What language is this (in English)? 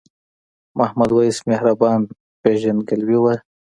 Pashto